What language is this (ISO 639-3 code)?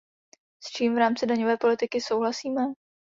ces